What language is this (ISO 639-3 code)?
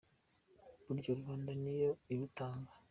kin